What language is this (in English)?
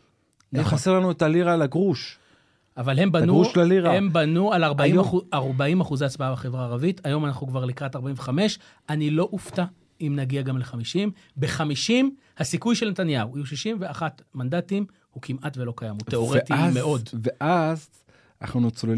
Hebrew